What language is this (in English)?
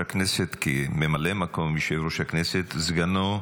Hebrew